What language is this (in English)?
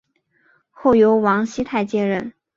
Chinese